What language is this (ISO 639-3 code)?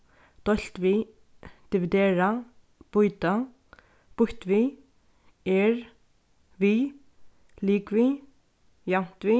fao